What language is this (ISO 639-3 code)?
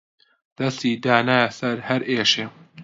ckb